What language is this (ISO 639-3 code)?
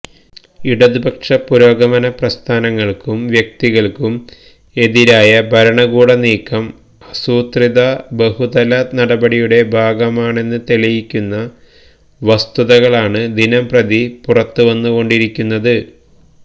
mal